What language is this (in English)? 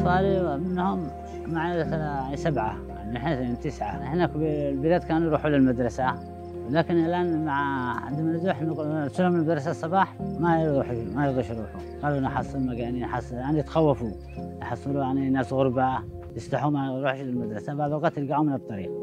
Arabic